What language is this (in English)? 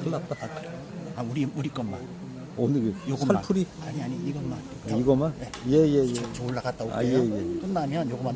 Korean